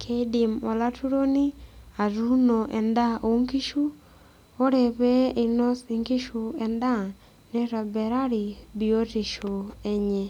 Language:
Masai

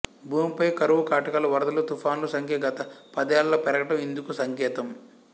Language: Telugu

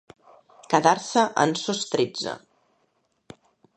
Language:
Catalan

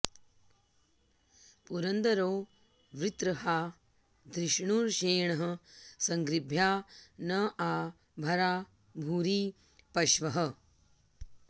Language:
Sanskrit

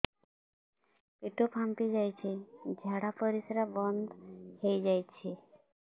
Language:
Odia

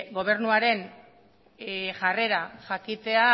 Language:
Basque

